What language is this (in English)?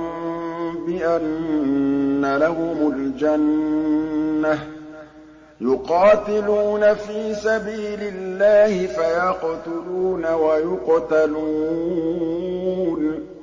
Arabic